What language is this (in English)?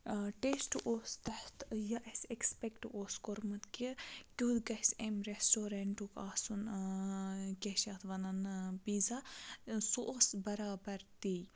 Kashmiri